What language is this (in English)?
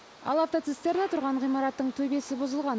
Kazakh